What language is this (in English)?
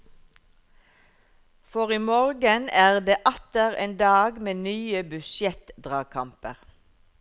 Norwegian